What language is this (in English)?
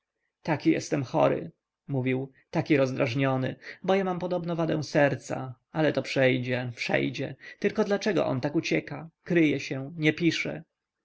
Polish